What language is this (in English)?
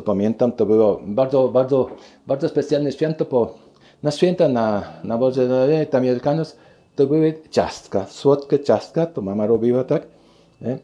Polish